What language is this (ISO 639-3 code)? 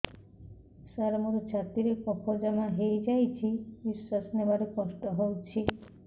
ori